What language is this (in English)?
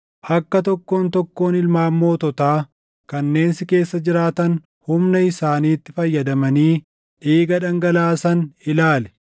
Oromo